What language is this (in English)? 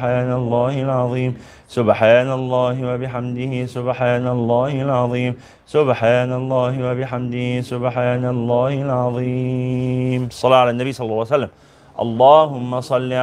Arabic